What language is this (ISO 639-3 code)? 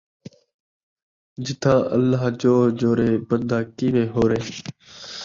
skr